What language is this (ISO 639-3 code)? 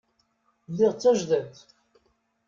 kab